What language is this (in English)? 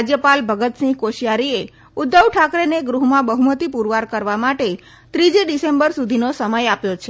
Gujarati